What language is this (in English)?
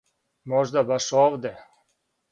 Serbian